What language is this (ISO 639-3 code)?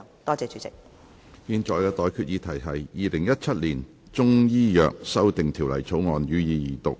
yue